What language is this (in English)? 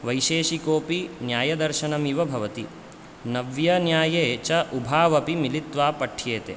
Sanskrit